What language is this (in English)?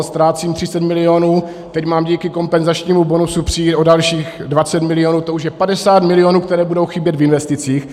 Czech